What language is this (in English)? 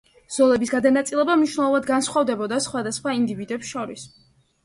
Georgian